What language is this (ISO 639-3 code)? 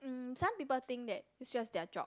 eng